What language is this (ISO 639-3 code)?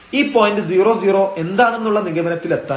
mal